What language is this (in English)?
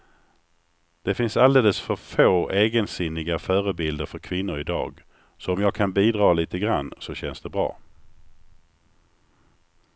Swedish